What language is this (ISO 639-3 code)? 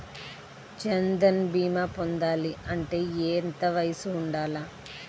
tel